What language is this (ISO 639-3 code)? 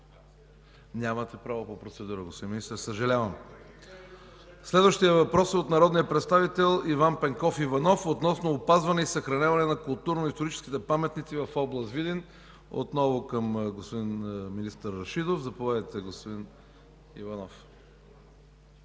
bul